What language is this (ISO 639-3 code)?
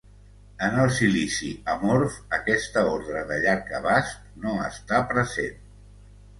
cat